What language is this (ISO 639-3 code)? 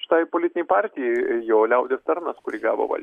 lit